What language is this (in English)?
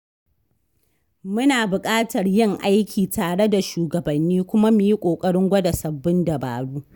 Hausa